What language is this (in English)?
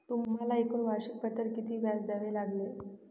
Marathi